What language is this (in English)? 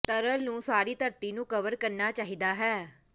Punjabi